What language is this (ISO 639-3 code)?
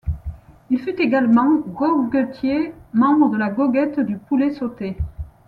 fra